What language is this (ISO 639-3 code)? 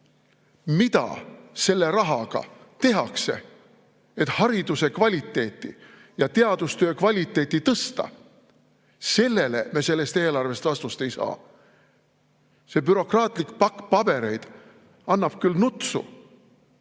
est